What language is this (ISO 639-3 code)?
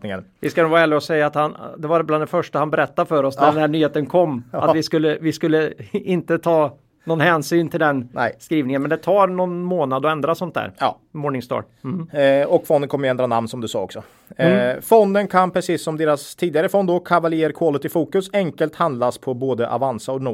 swe